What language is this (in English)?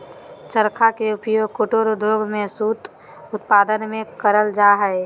Magahi